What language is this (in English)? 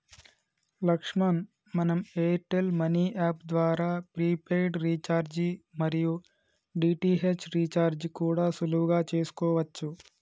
Telugu